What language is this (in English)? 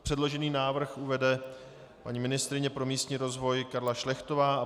Czech